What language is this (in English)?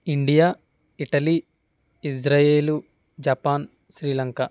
Telugu